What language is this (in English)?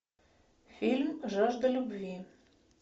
Russian